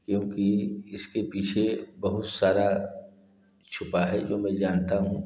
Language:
Hindi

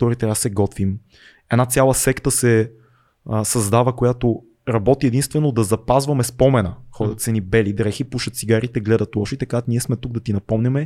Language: Bulgarian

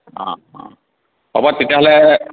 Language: Assamese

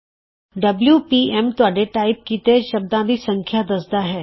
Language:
Punjabi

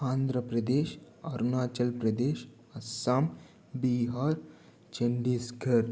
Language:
Telugu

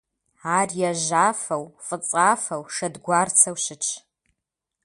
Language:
Kabardian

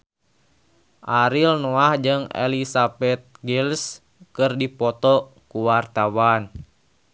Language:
Sundanese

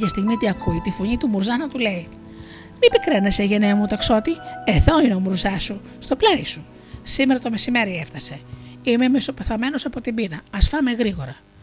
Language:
Greek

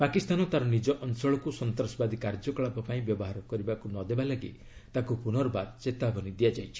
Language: Odia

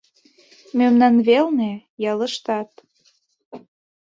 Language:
Mari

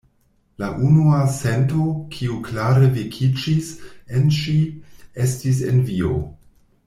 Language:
Esperanto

